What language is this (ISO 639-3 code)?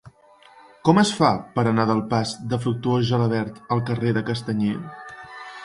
cat